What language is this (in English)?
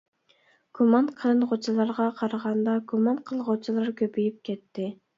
Uyghur